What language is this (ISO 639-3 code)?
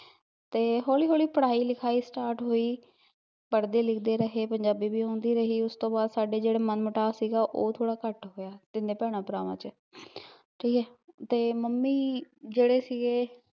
pan